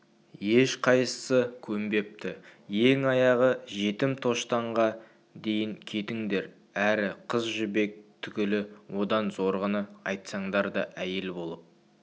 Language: Kazakh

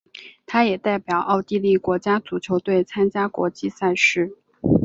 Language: Chinese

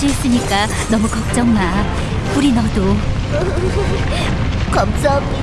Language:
Korean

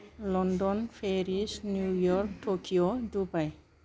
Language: Bodo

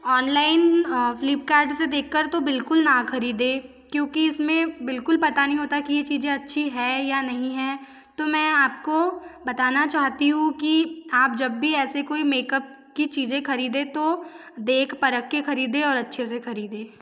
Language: Hindi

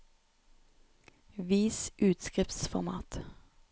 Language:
Norwegian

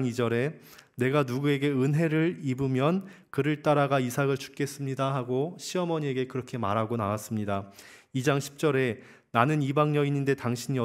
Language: Korean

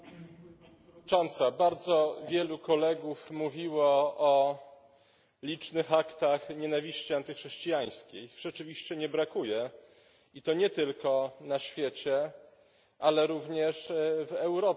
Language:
Polish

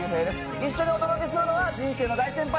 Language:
Japanese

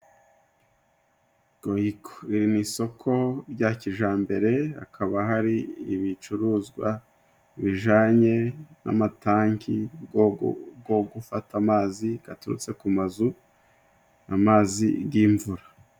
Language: Kinyarwanda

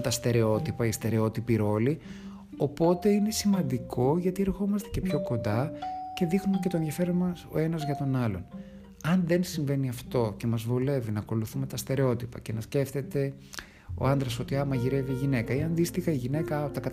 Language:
Greek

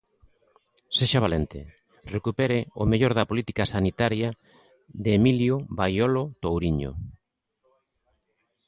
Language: Galician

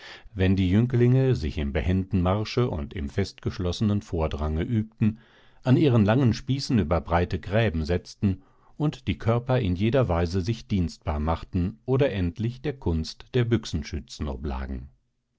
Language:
German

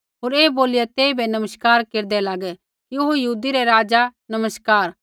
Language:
Kullu Pahari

